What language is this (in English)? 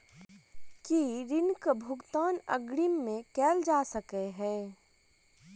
Maithili